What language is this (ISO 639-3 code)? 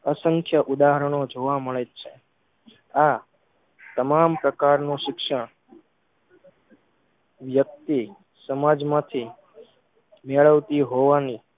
guj